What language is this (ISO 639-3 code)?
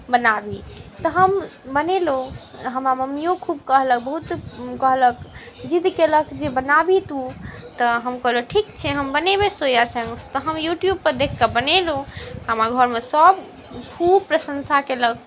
mai